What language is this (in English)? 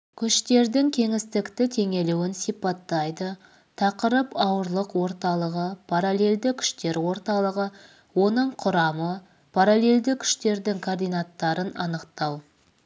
Kazakh